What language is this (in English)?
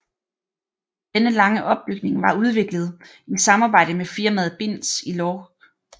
Danish